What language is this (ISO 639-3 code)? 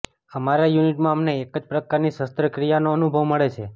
guj